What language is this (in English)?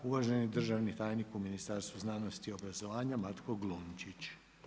Croatian